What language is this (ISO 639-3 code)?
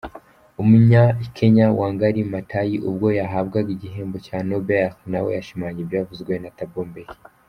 kin